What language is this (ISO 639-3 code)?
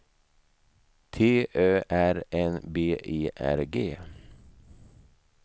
swe